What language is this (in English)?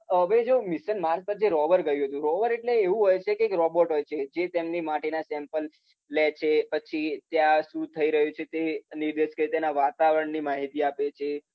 Gujarati